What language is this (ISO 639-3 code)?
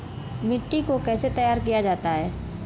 hin